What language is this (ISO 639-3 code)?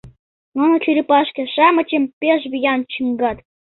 chm